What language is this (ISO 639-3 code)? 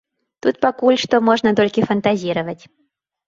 bel